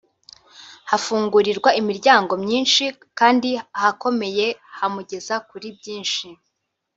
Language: Kinyarwanda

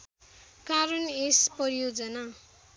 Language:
Nepali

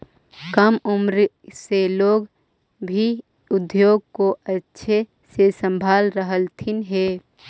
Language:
Magahi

